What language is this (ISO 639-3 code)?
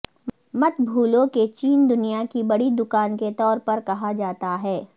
urd